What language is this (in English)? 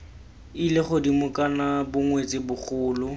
Tswana